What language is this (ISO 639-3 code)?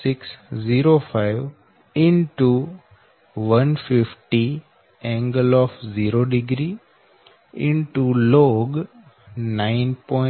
guj